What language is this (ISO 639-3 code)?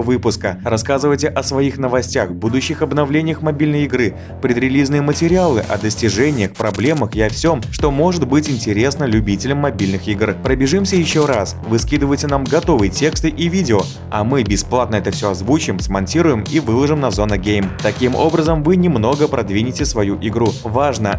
rus